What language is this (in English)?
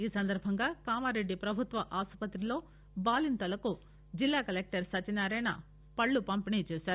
Telugu